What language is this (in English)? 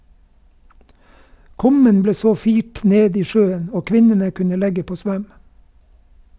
Norwegian